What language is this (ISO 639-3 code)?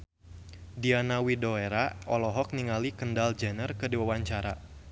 sun